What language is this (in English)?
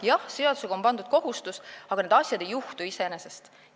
Estonian